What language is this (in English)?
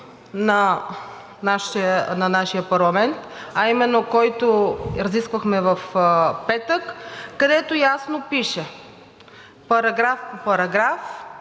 Bulgarian